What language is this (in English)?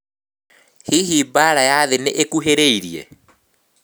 Kikuyu